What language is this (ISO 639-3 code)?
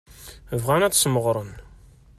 kab